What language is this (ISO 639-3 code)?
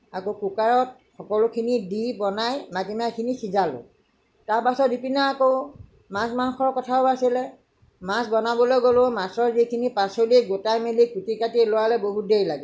asm